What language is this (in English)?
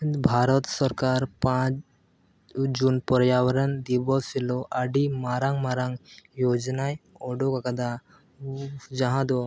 Santali